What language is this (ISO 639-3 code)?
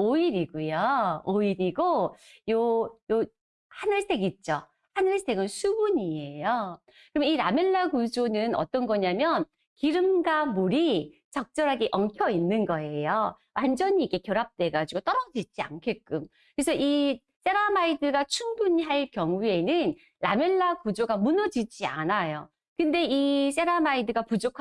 kor